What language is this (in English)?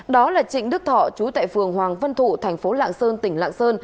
Vietnamese